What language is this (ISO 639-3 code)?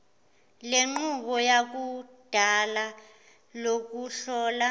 zul